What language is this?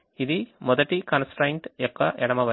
Telugu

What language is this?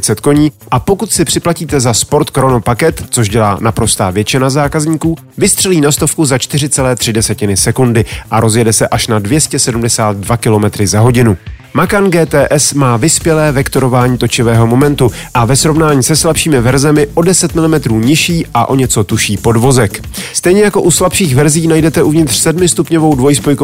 Czech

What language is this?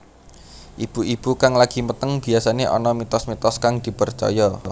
Javanese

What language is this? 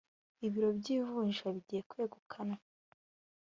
Kinyarwanda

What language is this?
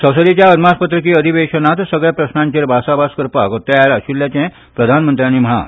Konkani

